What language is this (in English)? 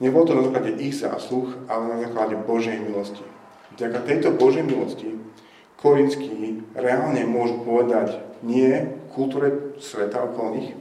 Slovak